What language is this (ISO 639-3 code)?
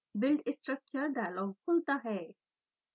hin